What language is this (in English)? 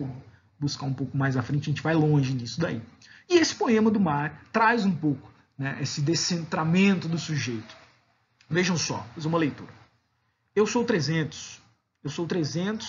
Portuguese